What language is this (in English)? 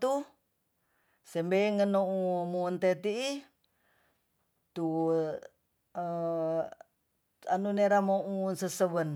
Tonsea